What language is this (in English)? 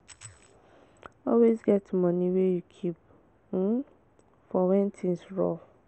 Nigerian Pidgin